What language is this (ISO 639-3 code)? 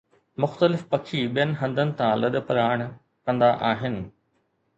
snd